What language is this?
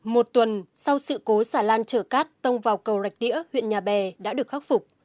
Vietnamese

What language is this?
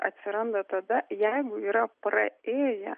Lithuanian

